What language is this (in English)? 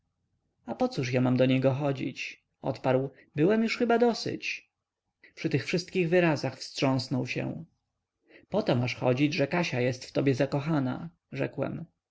Polish